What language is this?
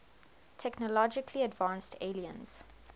English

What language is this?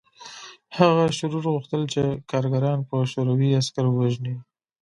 Pashto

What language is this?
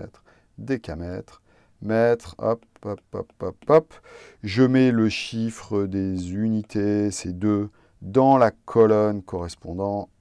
French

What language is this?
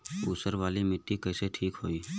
Bhojpuri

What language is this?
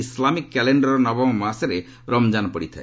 Odia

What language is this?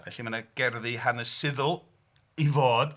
Welsh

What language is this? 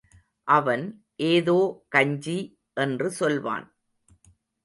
Tamil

